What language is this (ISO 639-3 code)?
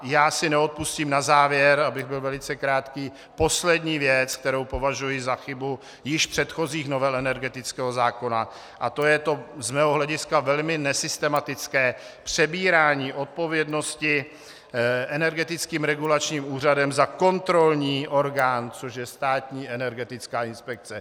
ces